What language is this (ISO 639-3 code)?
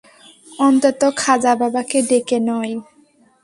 ben